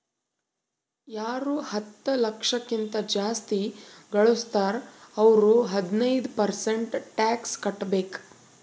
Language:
Kannada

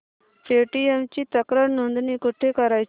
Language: Marathi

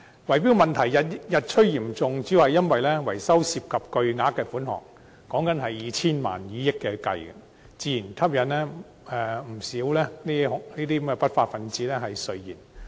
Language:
Cantonese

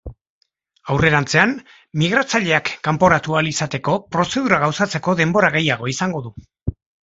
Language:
Basque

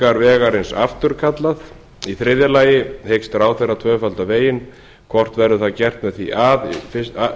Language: Icelandic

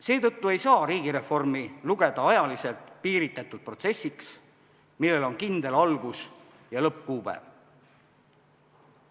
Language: Estonian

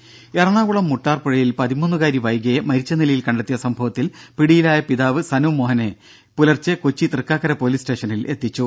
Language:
Malayalam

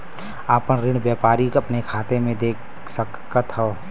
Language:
Bhojpuri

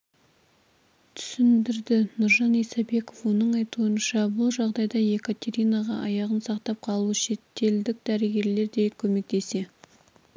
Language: Kazakh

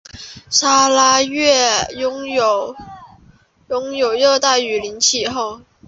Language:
Chinese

